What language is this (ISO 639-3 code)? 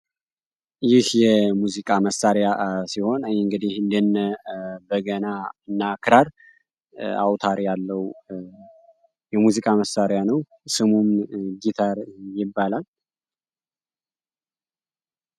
amh